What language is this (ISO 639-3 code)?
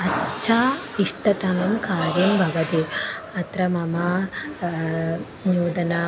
san